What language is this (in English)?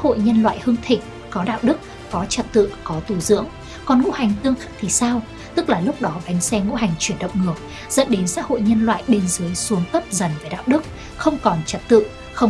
Vietnamese